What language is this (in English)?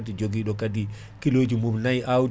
Fula